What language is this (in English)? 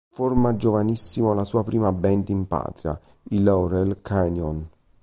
Italian